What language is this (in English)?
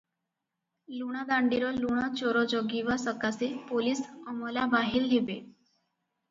Odia